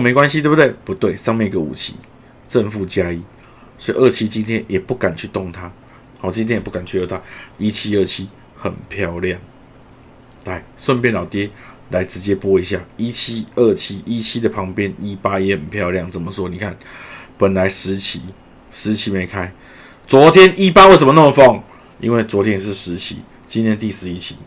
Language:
Chinese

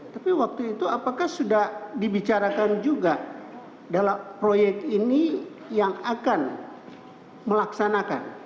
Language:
Indonesian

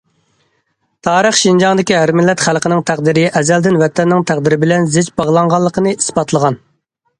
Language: Uyghur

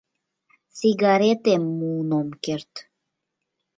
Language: Mari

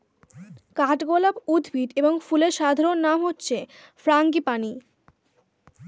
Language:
Bangla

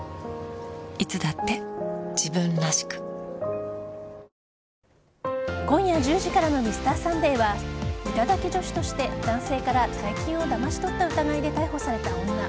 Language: Japanese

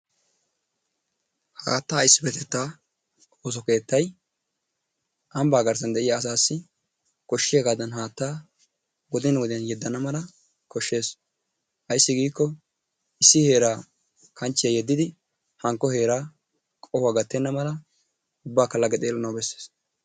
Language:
Wolaytta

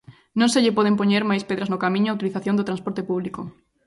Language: Galician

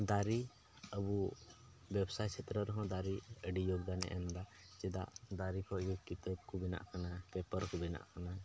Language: Santali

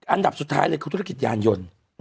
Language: Thai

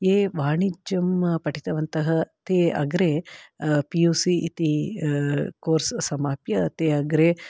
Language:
Sanskrit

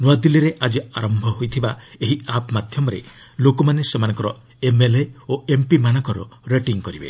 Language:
Odia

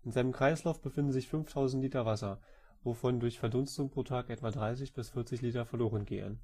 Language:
German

